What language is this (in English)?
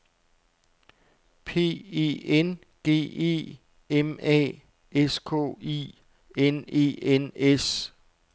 Danish